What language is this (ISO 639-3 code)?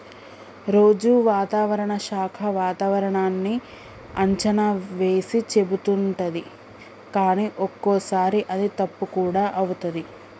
tel